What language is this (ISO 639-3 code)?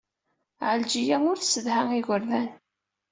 kab